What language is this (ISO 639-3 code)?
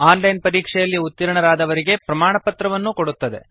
kan